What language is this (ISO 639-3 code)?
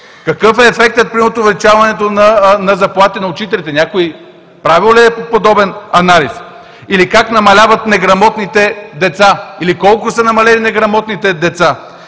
bul